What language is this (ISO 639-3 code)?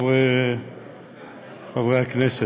heb